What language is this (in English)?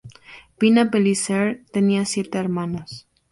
Spanish